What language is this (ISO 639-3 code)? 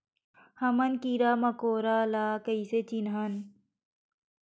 hne